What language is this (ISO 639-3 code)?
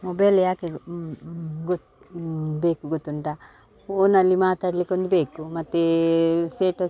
kan